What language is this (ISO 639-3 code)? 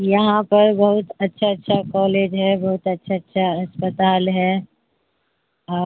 urd